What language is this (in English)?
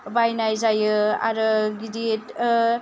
Bodo